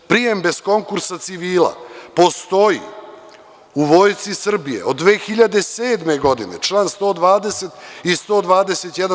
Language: Serbian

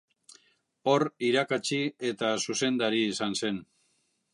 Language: Basque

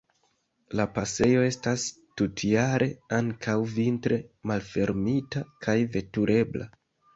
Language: Esperanto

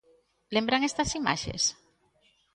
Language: Galician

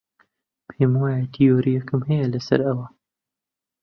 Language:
Central Kurdish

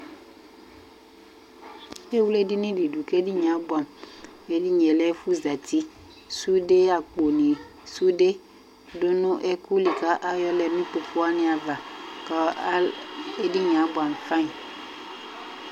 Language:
Ikposo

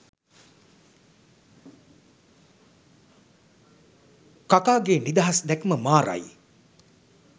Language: Sinhala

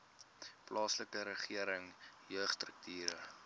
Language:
Afrikaans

